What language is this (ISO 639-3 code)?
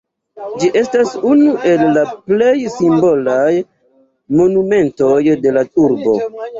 epo